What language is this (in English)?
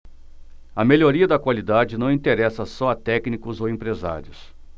Portuguese